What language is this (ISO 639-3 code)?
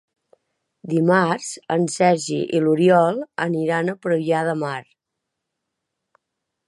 cat